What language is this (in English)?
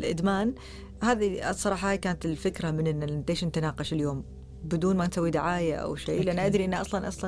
Arabic